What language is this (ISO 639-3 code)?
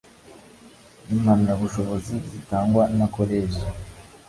kin